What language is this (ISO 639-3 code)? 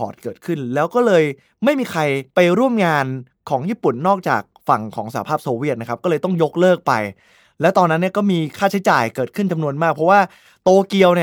tha